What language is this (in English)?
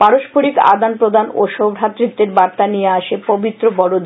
Bangla